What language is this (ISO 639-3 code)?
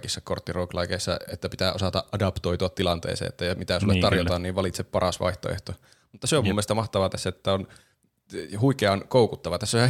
fin